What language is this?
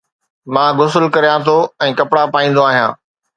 Sindhi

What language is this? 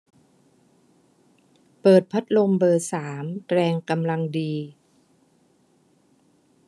Thai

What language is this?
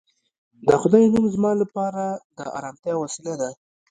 Pashto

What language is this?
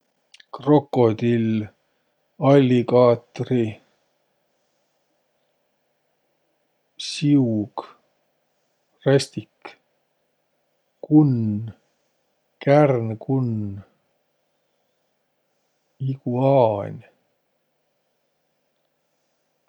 Võro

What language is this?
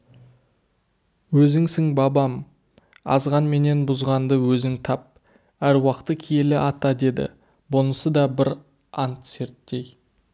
Kazakh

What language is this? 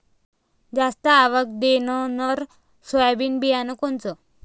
Marathi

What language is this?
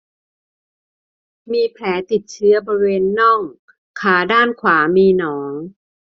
Thai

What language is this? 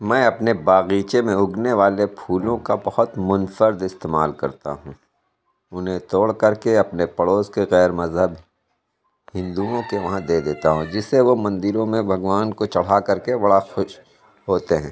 Urdu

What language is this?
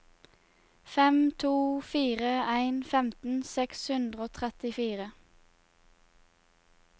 Norwegian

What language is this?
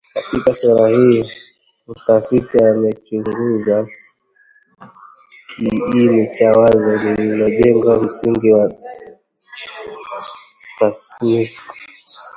Swahili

